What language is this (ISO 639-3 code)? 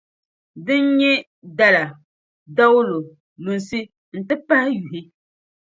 dag